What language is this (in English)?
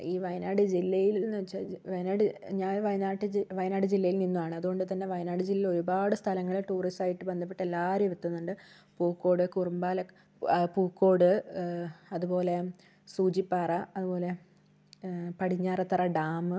Malayalam